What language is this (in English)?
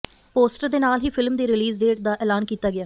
Punjabi